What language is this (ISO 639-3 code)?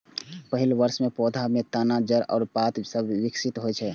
mai